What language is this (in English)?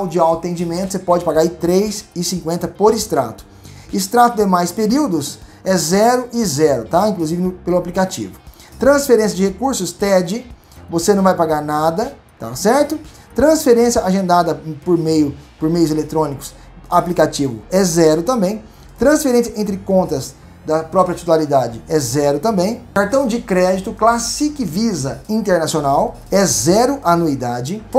Portuguese